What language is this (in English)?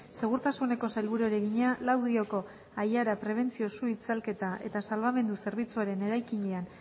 Basque